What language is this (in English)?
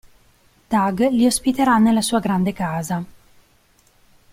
Italian